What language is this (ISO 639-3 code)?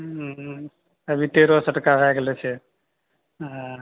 mai